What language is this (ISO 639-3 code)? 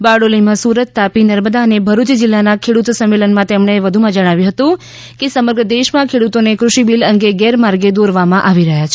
guj